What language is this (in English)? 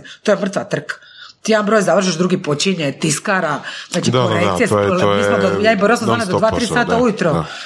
Croatian